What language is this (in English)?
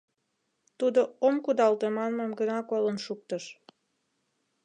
Mari